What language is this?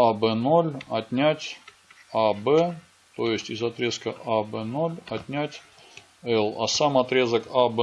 Russian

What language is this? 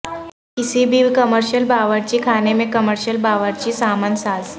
Urdu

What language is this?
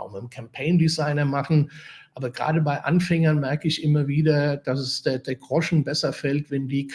German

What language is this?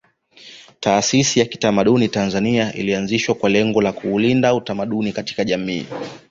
Swahili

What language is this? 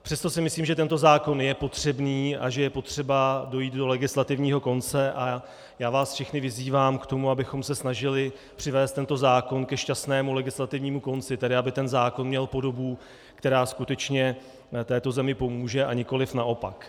Czech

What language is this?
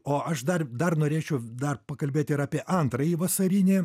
Lithuanian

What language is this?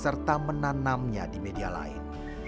Indonesian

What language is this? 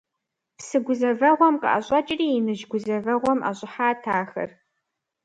Kabardian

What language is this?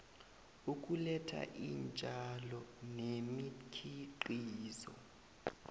South Ndebele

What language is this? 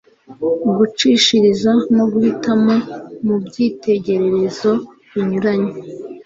Kinyarwanda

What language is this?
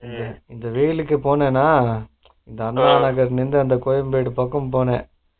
Tamil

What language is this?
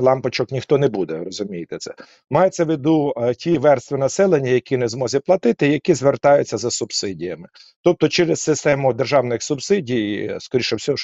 Ukrainian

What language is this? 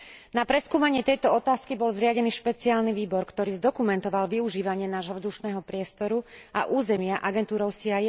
Slovak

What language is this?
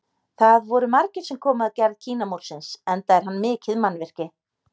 Icelandic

